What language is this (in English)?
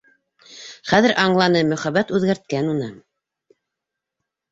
Bashkir